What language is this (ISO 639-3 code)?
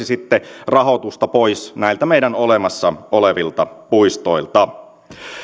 fin